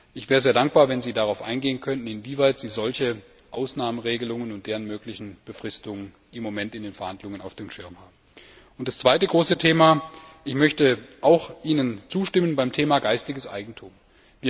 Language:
German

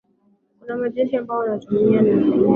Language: Swahili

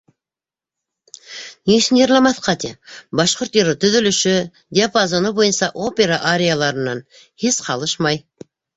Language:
Bashkir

